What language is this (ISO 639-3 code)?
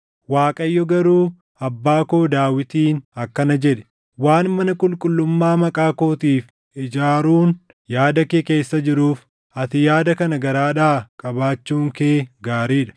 orm